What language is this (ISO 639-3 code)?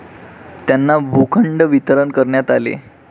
mar